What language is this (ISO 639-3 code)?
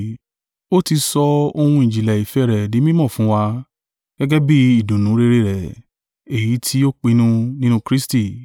yor